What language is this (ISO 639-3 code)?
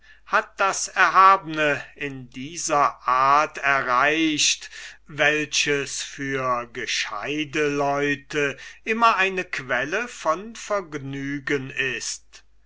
deu